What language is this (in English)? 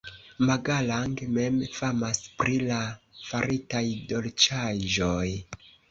Esperanto